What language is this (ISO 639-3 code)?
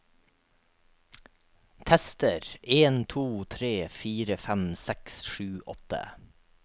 nor